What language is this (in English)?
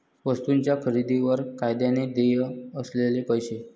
Marathi